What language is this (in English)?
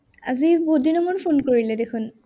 Assamese